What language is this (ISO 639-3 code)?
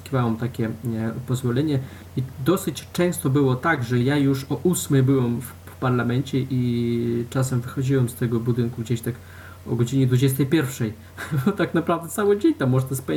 pol